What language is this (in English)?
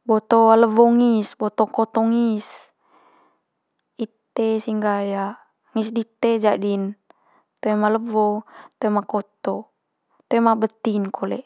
Manggarai